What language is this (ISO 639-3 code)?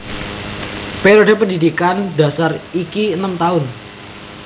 jav